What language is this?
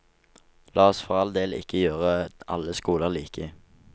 Norwegian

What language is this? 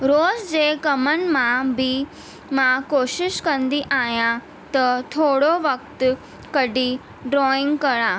Sindhi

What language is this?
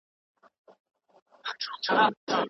Pashto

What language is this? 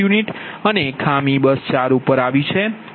Gujarati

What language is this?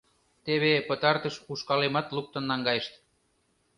Mari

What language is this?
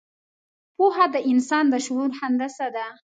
Pashto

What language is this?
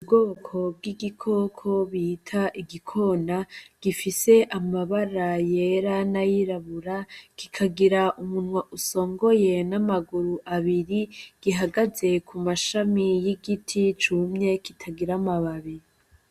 Rundi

